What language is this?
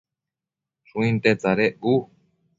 Matsés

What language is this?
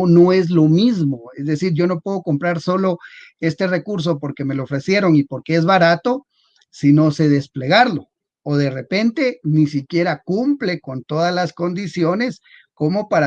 Spanish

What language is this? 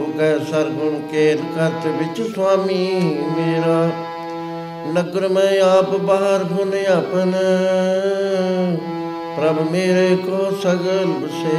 Punjabi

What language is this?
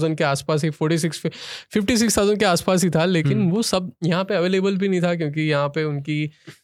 Hindi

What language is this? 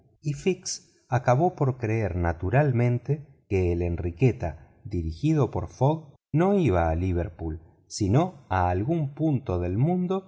Spanish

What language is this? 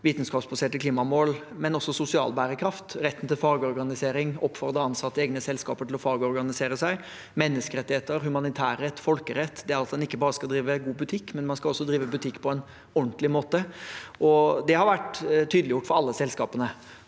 Norwegian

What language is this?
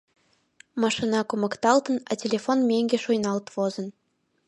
Mari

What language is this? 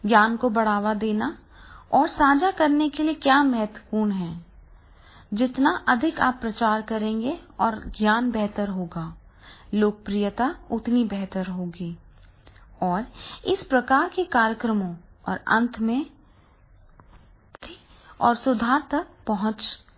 Hindi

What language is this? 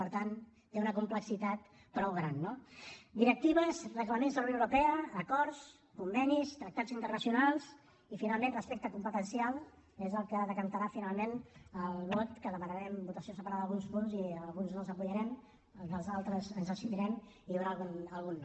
Catalan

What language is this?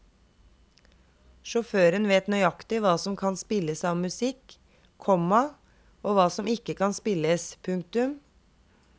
Norwegian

